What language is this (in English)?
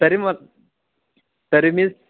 Marathi